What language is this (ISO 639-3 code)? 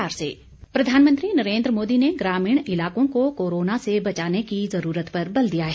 hin